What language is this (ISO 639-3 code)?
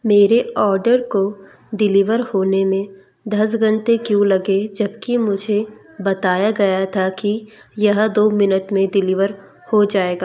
hin